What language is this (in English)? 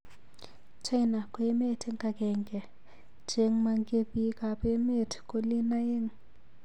Kalenjin